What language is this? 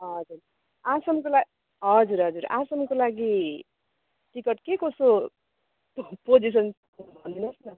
Nepali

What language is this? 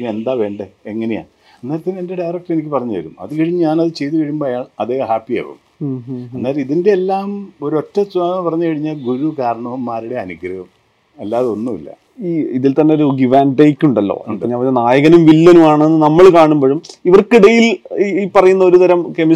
Malayalam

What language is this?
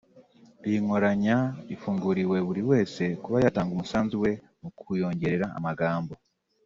Kinyarwanda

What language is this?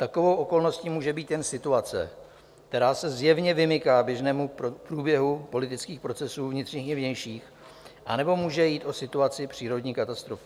Czech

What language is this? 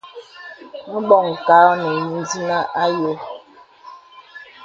Bebele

